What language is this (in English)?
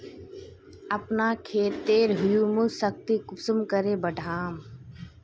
Magahi